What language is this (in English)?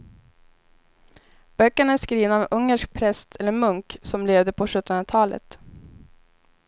Swedish